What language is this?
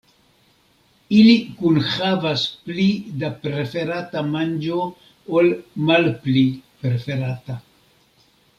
Esperanto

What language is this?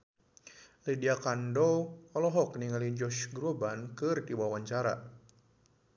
Sundanese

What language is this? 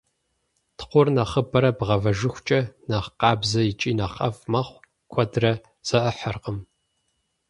Kabardian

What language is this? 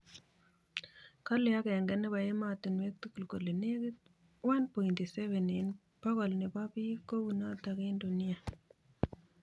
Kalenjin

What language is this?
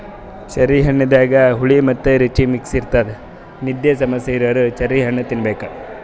Kannada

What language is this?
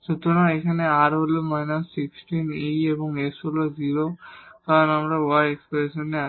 Bangla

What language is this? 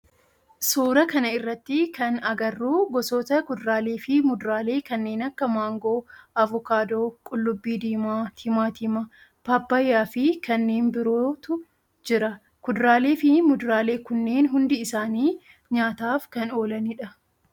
Oromo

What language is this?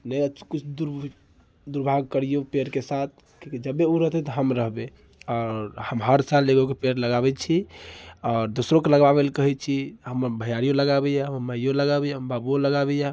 Maithili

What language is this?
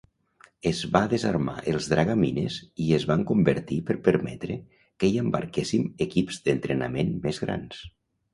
Catalan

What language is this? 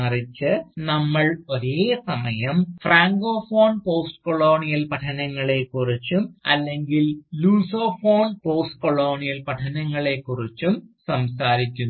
Malayalam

